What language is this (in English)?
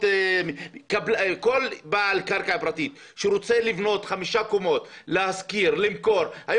Hebrew